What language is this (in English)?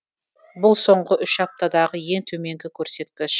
Kazakh